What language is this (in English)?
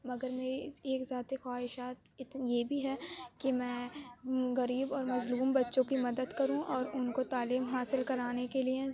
Urdu